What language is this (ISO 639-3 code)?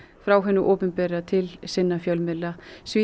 isl